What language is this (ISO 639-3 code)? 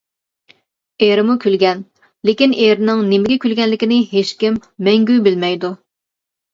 uig